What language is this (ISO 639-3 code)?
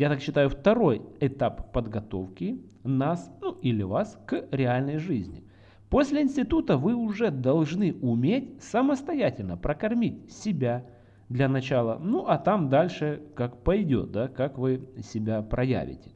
rus